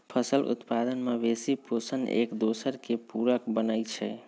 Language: Magahi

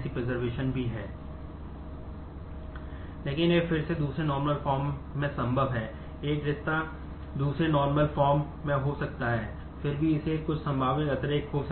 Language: Hindi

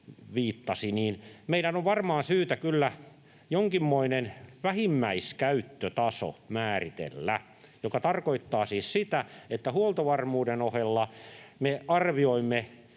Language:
Finnish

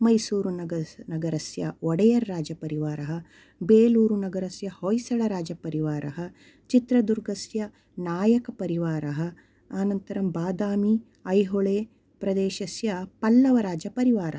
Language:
Sanskrit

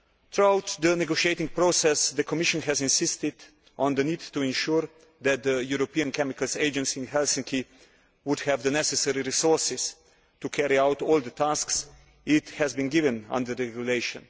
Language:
English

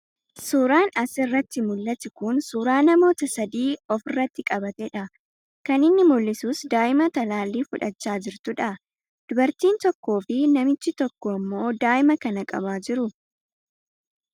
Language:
Oromo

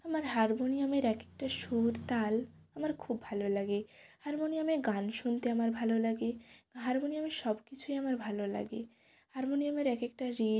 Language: Bangla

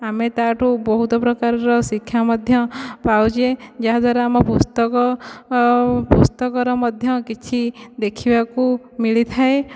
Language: Odia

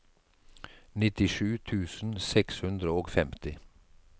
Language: Norwegian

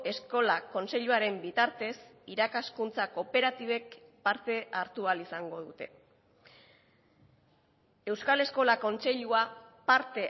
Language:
Basque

